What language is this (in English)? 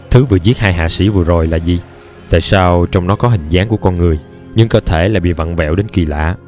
Vietnamese